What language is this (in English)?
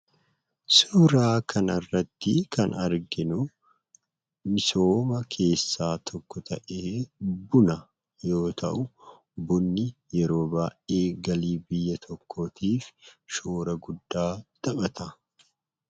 Oromo